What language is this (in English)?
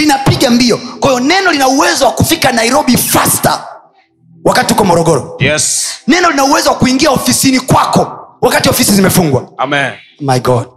Swahili